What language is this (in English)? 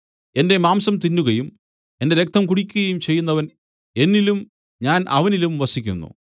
Malayalam